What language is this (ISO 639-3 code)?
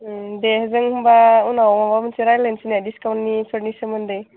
brx